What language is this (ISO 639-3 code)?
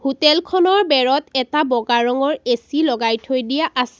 asm